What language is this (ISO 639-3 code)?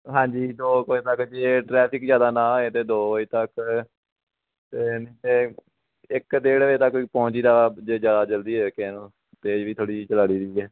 pan